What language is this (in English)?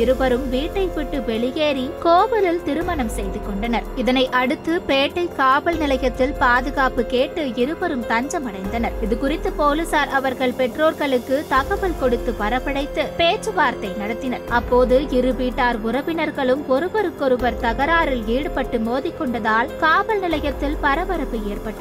Tamil